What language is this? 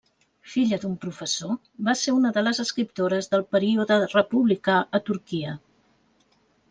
Catalan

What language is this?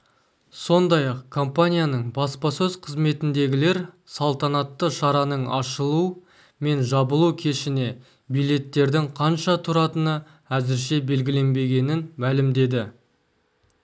Kazakh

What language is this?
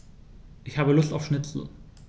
German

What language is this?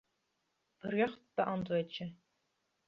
Western Frisian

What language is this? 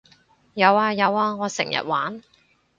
Cantonese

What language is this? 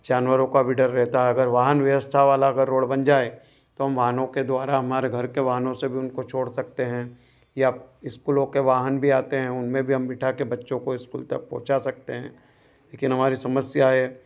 Hindi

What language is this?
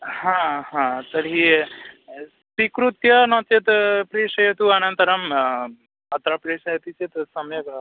Sanskrit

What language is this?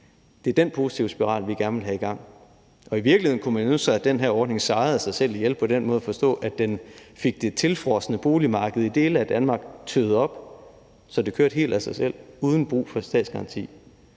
Danish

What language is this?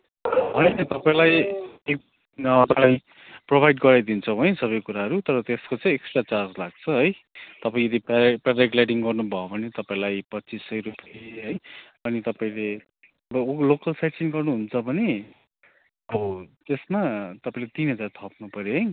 Nepali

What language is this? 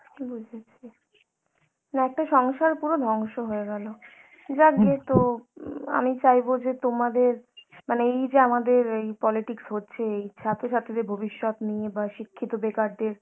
Bangla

